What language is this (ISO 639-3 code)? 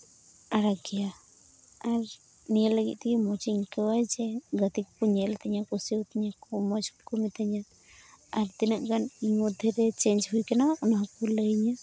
sat